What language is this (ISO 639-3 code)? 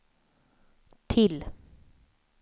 swe